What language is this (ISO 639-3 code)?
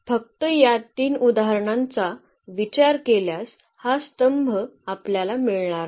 mar